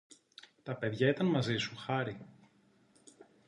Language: Greek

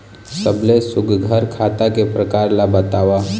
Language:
Chhattisgarhi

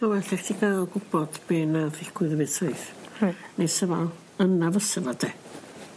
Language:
Welsh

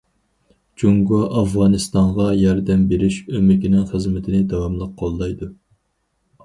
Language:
Uyghur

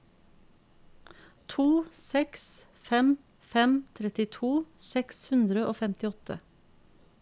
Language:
Norwegian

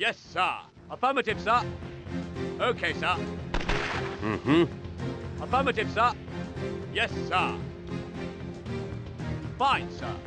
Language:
Portuguese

